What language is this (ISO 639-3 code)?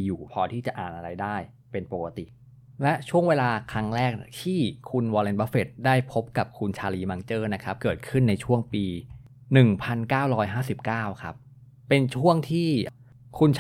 tha